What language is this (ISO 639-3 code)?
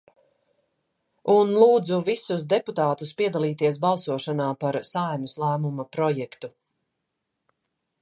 lav